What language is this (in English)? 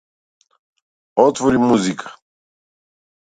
Macedonian